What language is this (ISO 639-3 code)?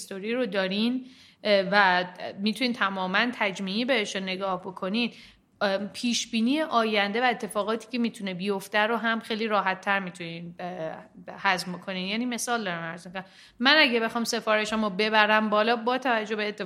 fas